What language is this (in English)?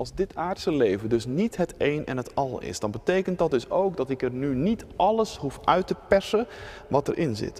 Dutch